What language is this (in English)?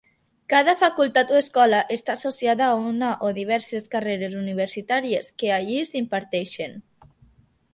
Catalan